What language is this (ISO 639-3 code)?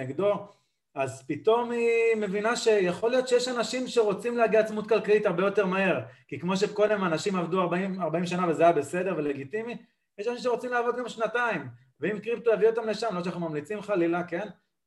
heb